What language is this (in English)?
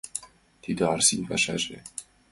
Mari